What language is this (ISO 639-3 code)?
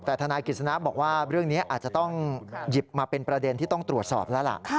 tha